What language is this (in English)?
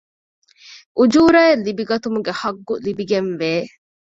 Divehi